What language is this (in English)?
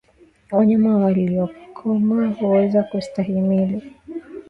Swahili